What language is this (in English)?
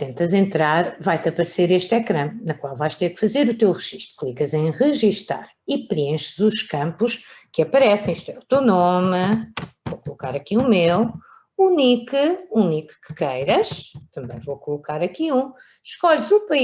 Portuguese